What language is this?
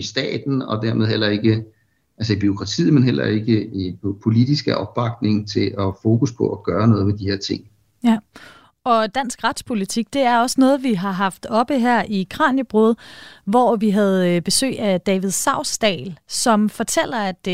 Danish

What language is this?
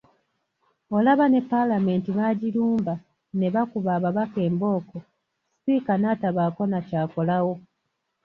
Ganda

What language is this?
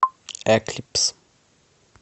Russian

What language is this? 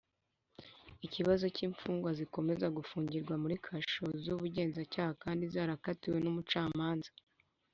Kinyarwanda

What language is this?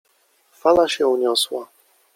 Polish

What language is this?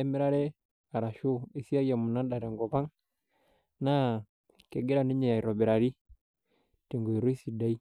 Masai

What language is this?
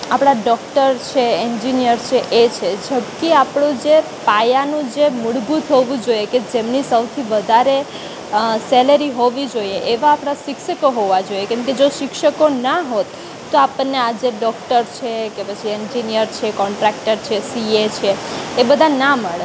Gujarati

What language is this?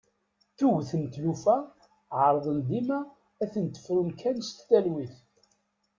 Kabyle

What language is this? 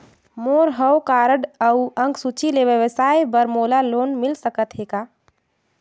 Chhattisgarhi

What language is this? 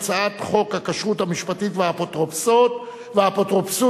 Hebrew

